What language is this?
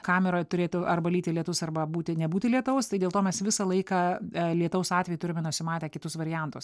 Lithuanian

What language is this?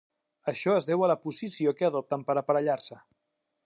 Catalan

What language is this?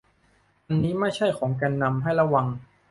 Thai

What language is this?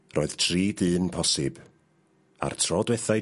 Welsh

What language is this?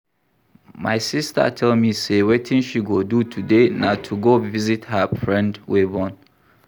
Nigerian Pidgin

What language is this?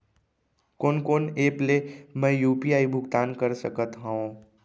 Chhattisgarhi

